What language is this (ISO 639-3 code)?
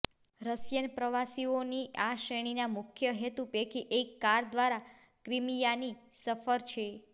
guj